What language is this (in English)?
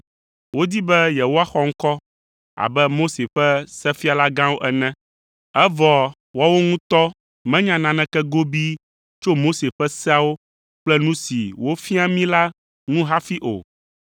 Ewe